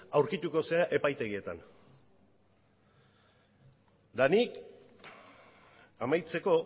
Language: Basque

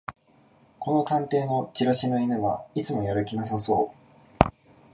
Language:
Japanese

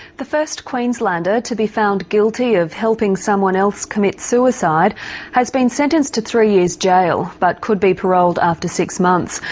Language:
English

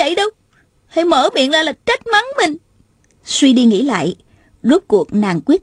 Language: Vietnamese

